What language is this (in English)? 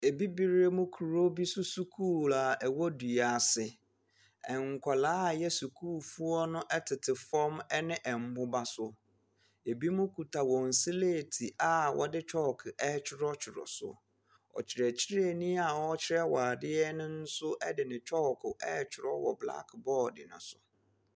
Akan